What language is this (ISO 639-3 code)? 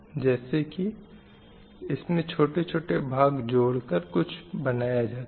hin